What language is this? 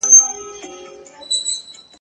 Pashto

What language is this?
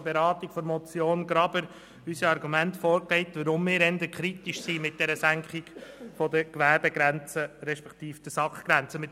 Swiss German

